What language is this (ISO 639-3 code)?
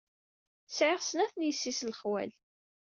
kab